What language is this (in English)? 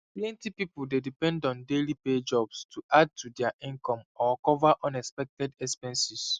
Nigerian Pidgin